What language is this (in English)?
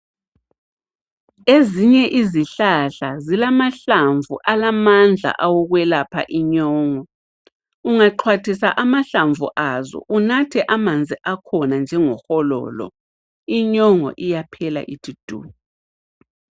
North Ndebele